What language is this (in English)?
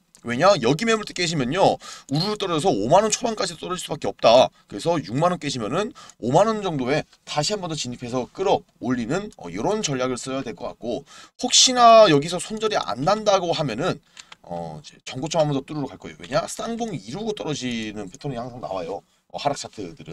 Korean